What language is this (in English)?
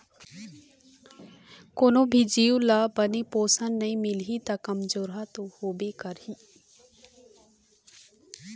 Chhattisgarhi